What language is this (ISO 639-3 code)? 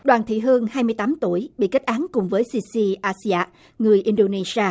vie